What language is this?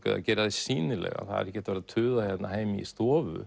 Icelandic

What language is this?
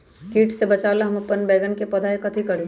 Magahi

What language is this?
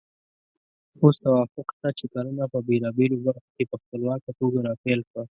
Pashto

